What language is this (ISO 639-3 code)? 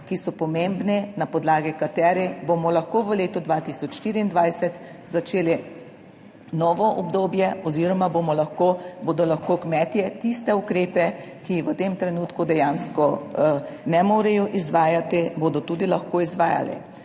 slv